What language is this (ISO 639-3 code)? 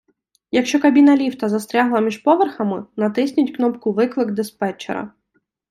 ukr